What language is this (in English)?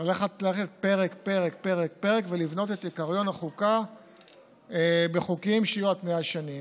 Hebrew